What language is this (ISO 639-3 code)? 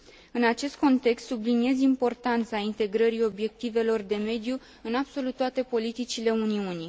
ron